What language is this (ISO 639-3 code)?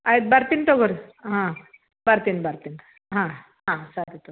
kan